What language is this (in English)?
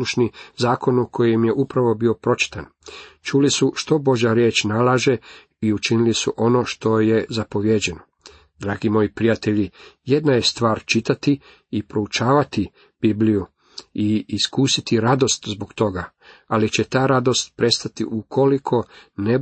Croatian